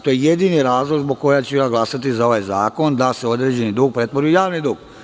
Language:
Serbian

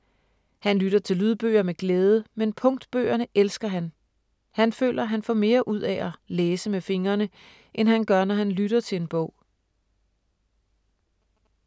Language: Danish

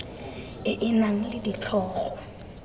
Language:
Tswana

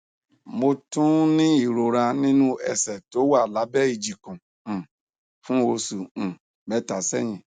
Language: Yoruba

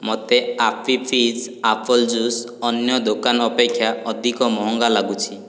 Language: Odia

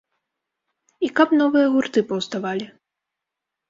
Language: Belarusian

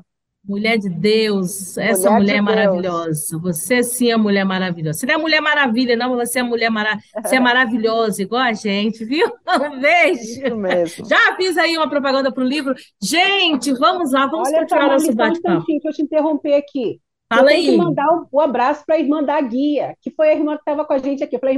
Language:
Portuguese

